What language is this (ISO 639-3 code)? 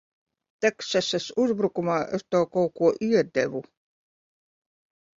lav